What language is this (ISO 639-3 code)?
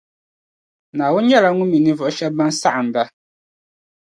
dag